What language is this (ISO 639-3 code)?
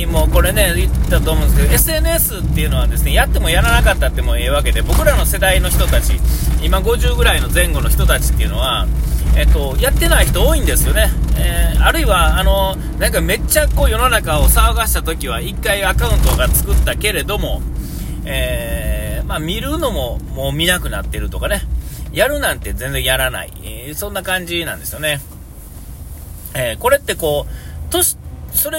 jpn